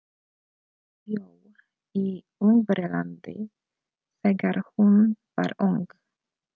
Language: Icelandic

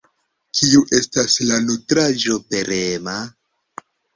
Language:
Esperanto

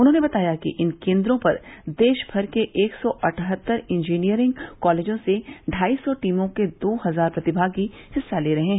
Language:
Hindi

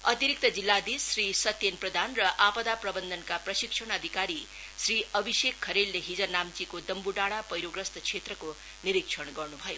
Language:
Nepali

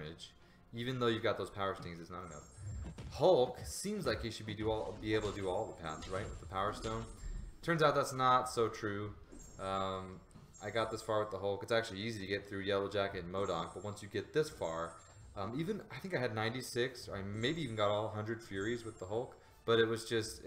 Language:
English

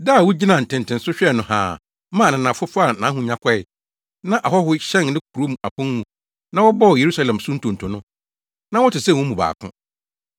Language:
Akan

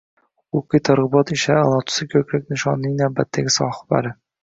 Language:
Uzbek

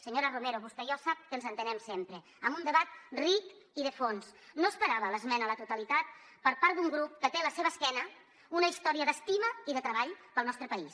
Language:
Catalan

